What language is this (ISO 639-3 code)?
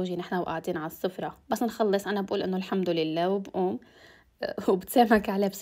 ara